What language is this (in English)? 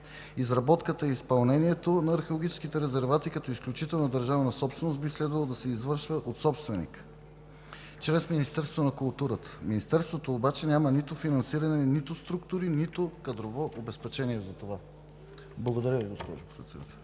Bulgarian